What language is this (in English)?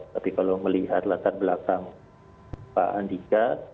Indonesian